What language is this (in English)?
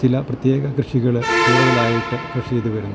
Malayalam